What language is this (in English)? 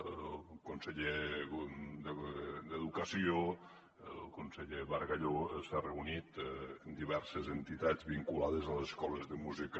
Catalan